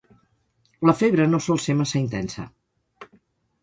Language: Catalan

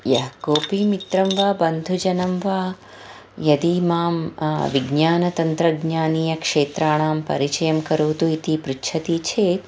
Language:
Sanskrit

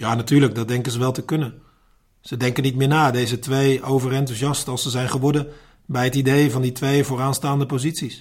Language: Dutch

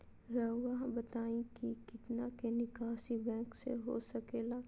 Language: Magahi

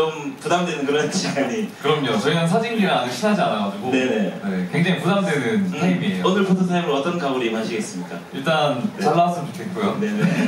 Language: Korean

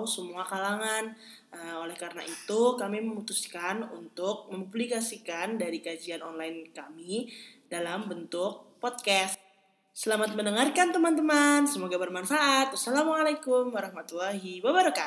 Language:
Indonesian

